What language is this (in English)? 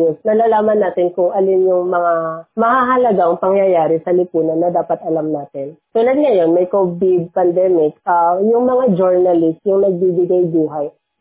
Filipino